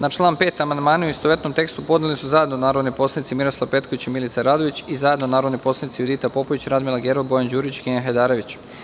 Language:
Serbian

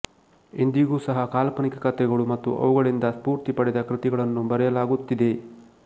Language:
Kannada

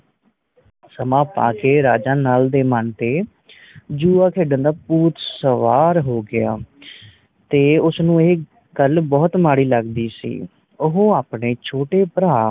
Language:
Punjabi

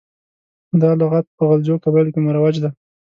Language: Pashto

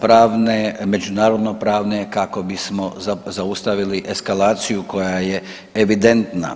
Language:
Croatian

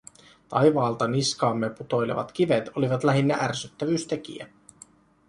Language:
Finnish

